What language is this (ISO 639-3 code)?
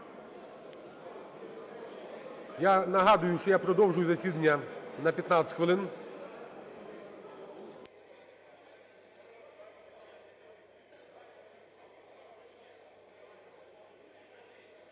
ukr